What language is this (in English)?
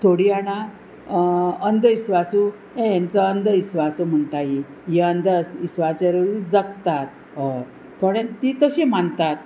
Konkani